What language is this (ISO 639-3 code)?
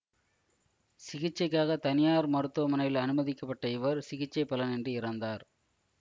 tam